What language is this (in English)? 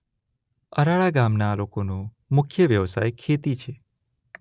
Gujarati